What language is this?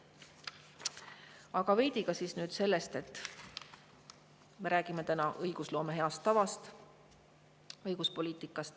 Estonian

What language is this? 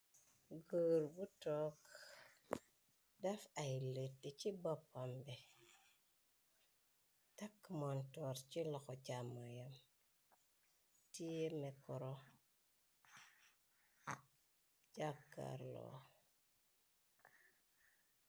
Wolof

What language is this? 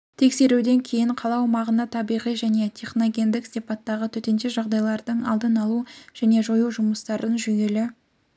Kazakh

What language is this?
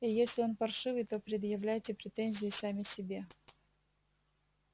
Russian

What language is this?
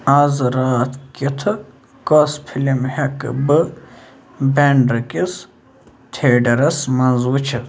Kashmiri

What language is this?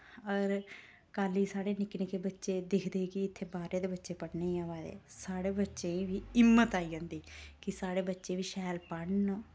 Dogri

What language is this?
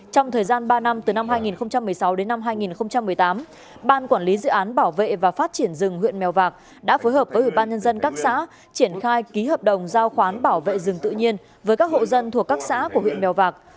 Vietnamese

